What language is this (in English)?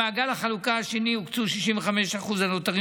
Hebrew